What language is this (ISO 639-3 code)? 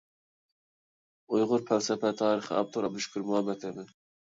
uig